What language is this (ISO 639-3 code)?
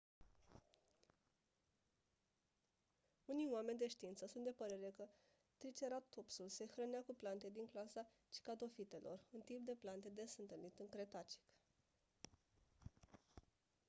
ron